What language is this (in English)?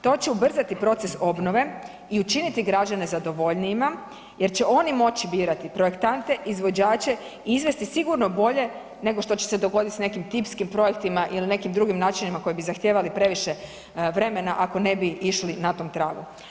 Croatian